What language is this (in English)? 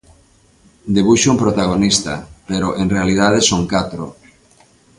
Galician